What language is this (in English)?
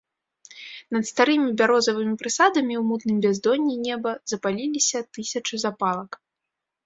Belarusian